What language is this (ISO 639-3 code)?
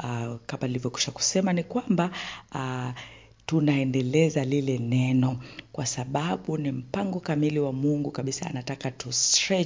swa